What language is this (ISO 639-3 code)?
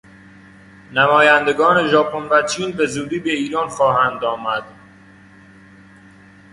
fas